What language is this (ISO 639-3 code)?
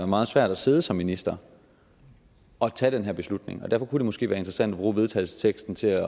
dan